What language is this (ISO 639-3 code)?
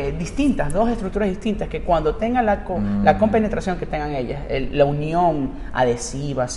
spa